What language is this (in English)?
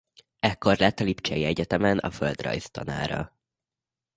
Hungarian